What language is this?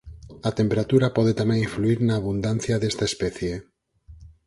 Galician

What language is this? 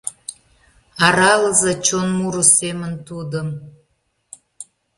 Mari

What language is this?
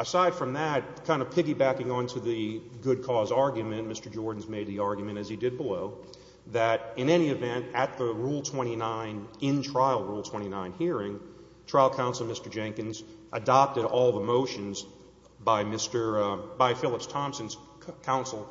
English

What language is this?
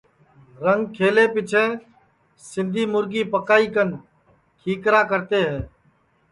Sansi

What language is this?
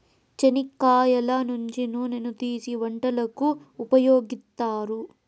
Telugu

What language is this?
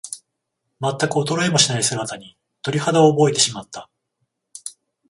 Japanese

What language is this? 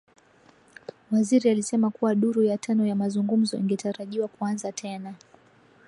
Swahili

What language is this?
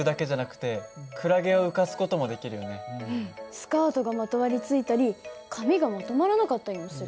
Japanese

